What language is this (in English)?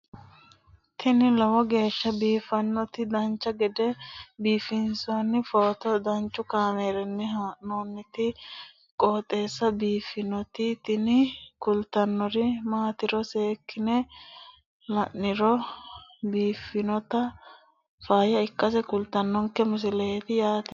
Sidamo